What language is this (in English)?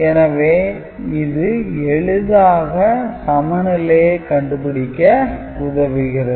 Tamil